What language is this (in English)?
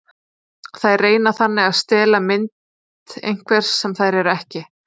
Icelandic